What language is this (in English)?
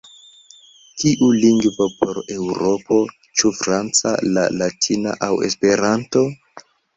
Esperanto